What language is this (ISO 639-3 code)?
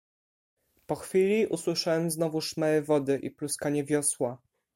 pol